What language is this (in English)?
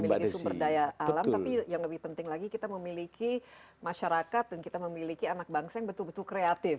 Indonesian